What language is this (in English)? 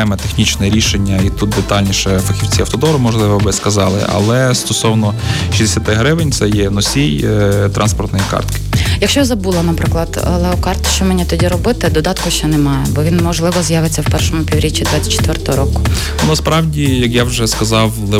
Ukrainian